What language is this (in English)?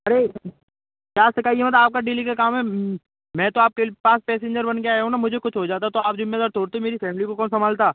Hindi